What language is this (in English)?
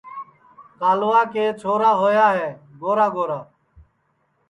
Sansi